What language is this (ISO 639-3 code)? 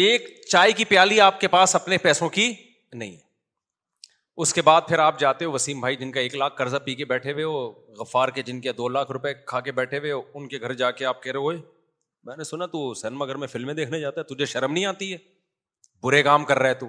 urd